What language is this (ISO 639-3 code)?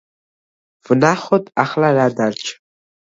kat